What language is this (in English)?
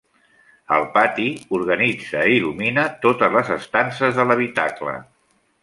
Catalan